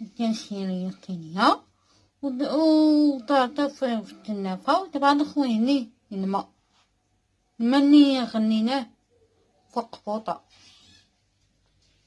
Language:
Arabic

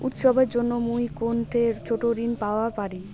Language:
Bangla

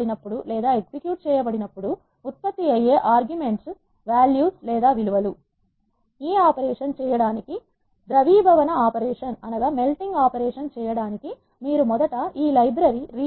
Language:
Telugu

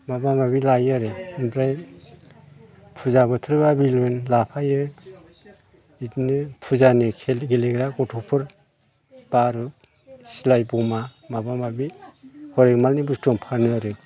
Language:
Bodo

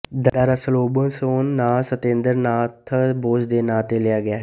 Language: Punjabi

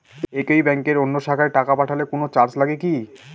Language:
Bangla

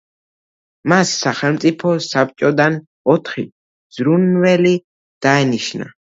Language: Georgian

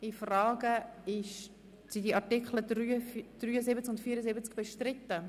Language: Swiss German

